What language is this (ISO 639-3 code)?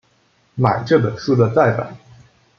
zho